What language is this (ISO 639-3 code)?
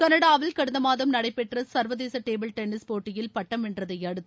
tam